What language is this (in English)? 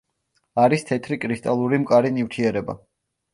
Georgian